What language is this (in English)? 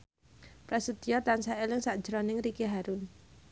Javanese